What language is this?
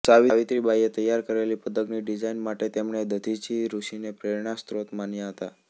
Gujarati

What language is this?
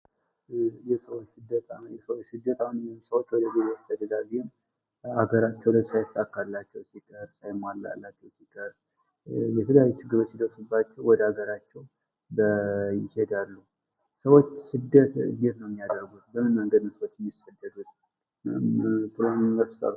Amharic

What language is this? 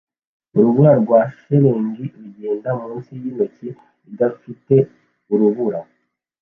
Kinyarwanda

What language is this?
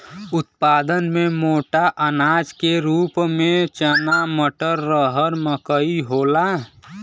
Bhojpuri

